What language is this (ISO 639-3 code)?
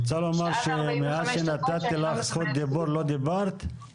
heb